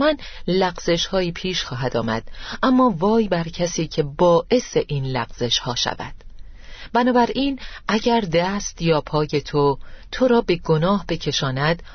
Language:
Persian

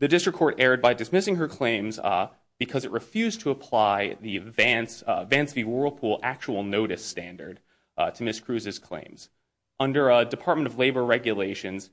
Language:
English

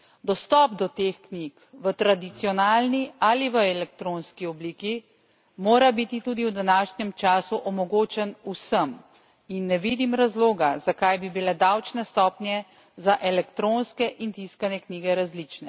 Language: Slovenian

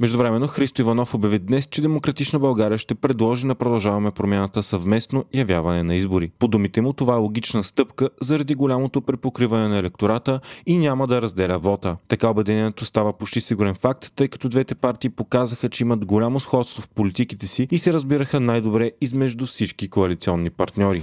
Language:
Bulgarian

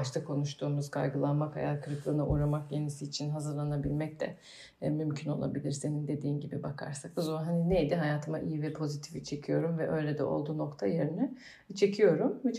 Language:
Turkish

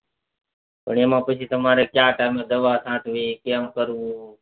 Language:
Gujarati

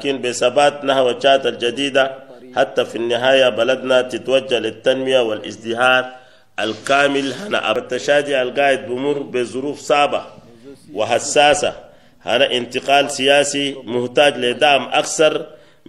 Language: Arabic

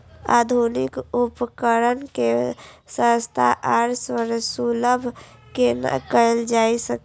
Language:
Maithili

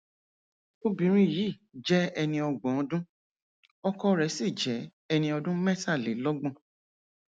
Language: Yoruba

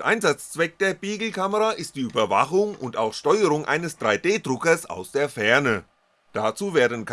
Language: German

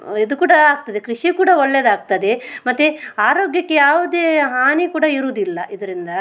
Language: Kannada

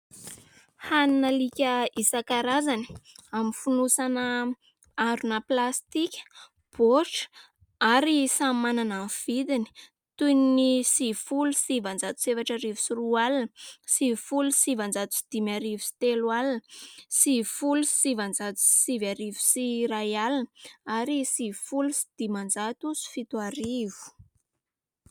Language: Malagasy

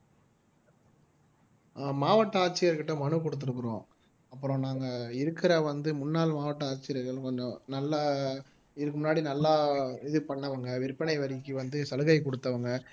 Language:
Tamil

